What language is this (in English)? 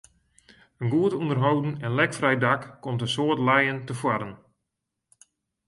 Western Frisian